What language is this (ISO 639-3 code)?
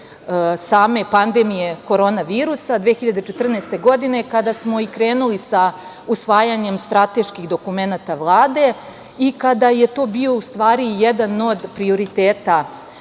srp